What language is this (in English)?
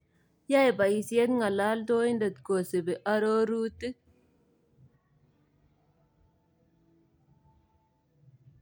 Kalenjin